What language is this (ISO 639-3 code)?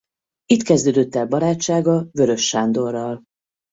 hun